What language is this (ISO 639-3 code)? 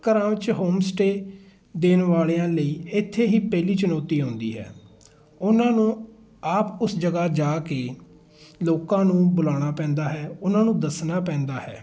pan